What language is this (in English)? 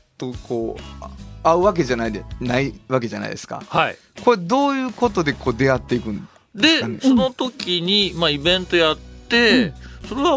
Japanese